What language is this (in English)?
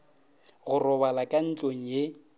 Northern Sotho